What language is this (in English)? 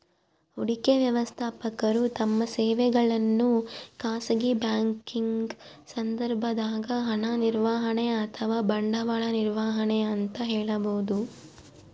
Kannada